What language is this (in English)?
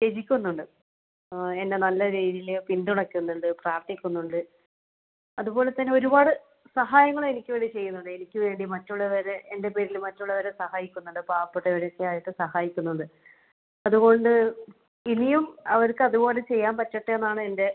Malayalam